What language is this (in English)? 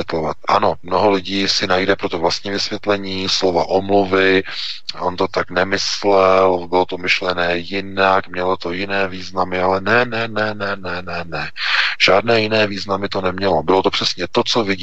Czech